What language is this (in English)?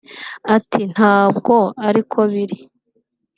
Kinyarwanda